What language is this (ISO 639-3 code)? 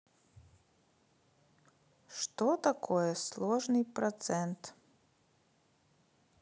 rus